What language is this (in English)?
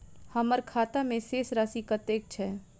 Maithili